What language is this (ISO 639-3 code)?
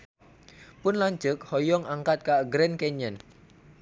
sun